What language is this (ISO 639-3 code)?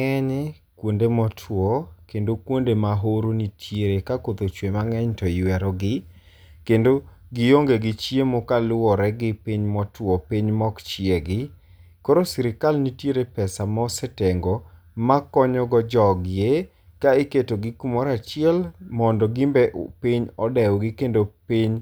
luo